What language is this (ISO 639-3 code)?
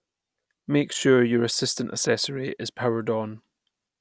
eng